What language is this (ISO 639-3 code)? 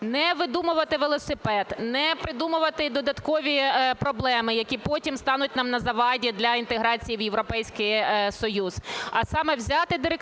ukr